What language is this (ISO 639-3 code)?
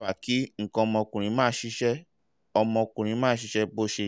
yor